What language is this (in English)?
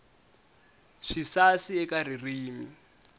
Tsonga